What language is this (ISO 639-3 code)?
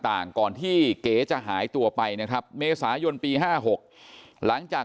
tha